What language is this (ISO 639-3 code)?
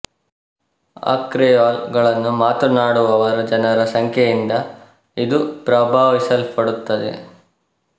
kan